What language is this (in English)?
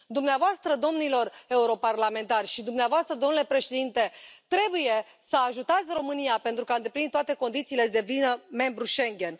Romanian